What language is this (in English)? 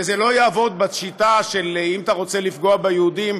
Hebrew